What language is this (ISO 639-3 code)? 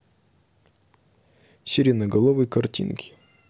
rus